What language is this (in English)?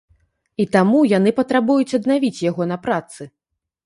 Belarusian